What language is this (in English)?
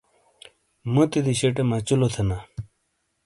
Shina